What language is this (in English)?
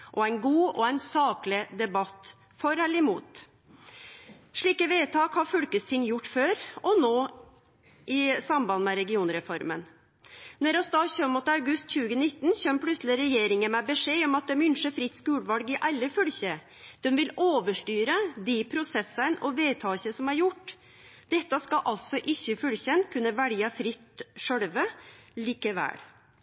Norwegian Nynorsk